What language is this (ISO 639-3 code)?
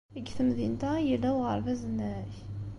kab